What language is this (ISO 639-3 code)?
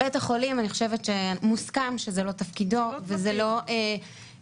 heb